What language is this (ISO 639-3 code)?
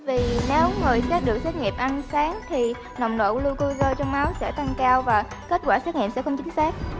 vie